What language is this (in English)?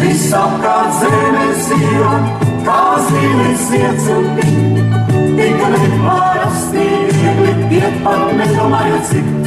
Latvian